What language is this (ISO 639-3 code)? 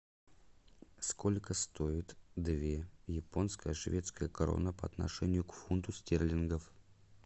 rus